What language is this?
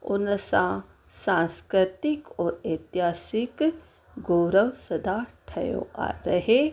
Sindhi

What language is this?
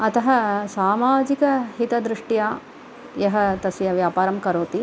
Sanskrit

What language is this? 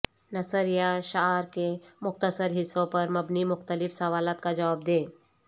Urdu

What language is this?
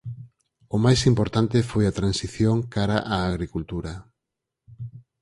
Galician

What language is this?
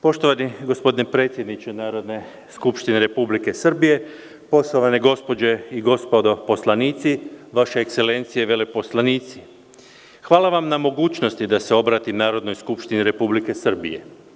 Serbian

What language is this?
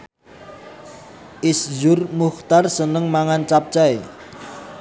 Javanese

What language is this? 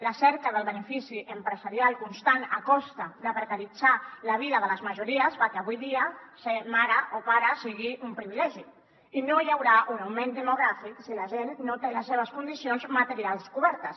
Catalan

